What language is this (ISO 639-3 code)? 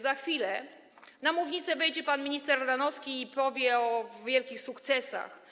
pol